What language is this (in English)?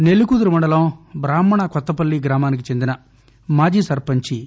Telugu